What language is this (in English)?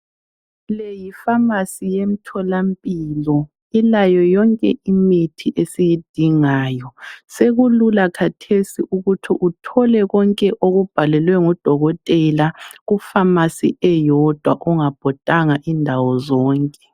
North Ndebele